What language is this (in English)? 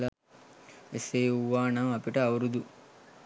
Sinhala